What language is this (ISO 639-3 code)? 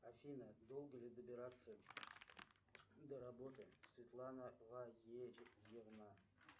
rus